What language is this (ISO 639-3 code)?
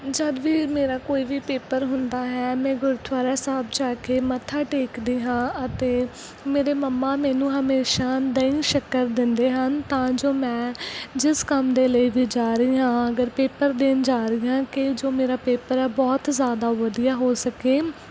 pan